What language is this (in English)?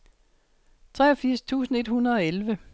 Danish